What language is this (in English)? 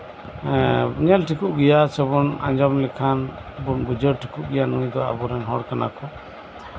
Santali